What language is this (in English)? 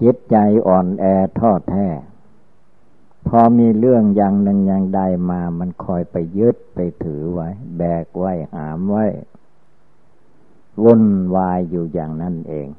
Thai